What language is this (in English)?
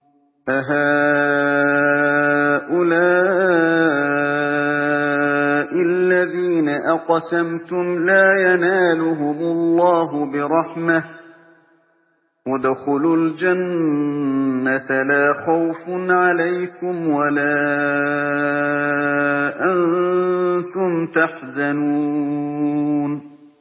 Arabic